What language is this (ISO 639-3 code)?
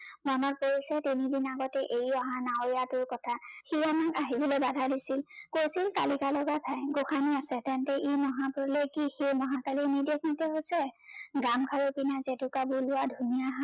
asm